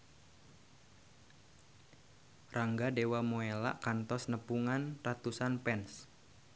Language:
Sundanese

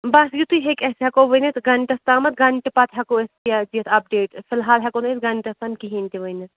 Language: Kashmiri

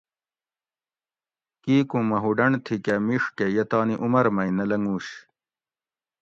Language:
Gawri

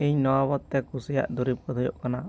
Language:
Santali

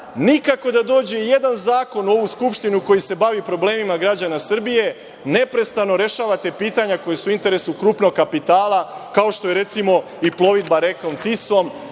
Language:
Serbian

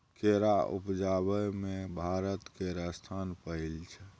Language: Maithili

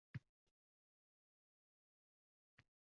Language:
Uzbek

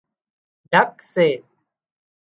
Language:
Wadiyara Koli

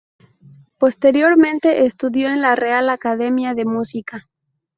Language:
Spanish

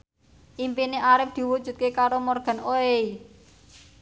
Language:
Javanese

